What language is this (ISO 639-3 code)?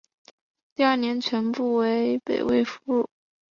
zho